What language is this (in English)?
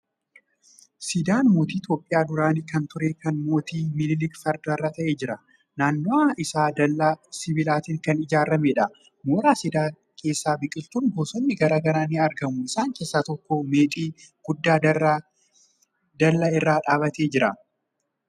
Oromo